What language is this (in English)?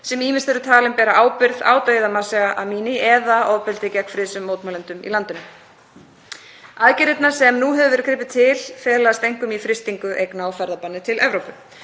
Icelandic